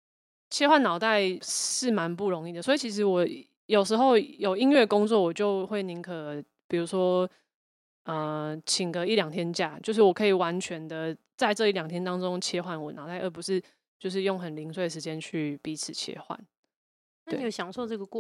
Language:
Chinese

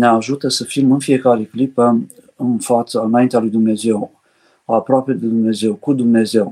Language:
Romanian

